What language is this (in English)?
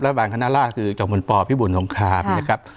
Thai